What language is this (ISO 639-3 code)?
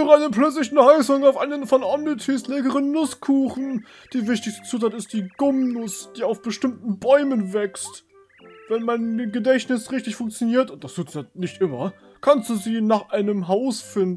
deu